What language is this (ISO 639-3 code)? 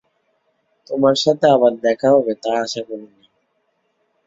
ben